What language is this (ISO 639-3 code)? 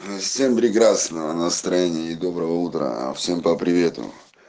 rus